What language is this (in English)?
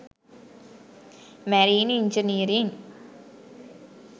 Sinhala